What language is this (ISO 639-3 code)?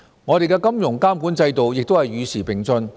yue